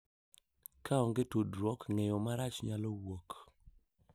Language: Luo (Kenya and Tanzania)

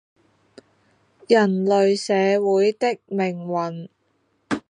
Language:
Chinese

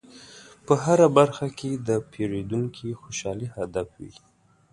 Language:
Pashto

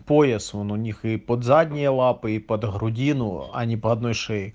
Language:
Russian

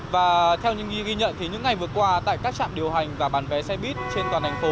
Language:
Vietnamese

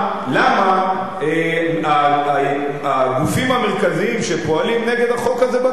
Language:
Hebrew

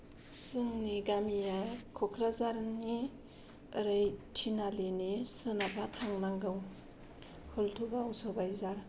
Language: Bodo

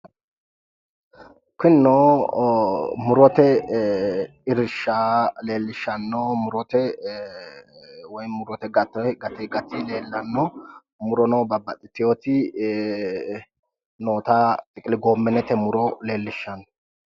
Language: Sidamo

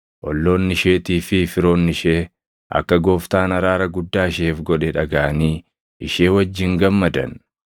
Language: Oromo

